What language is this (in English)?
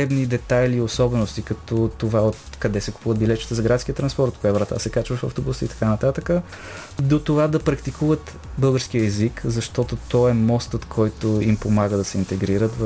Bulgarian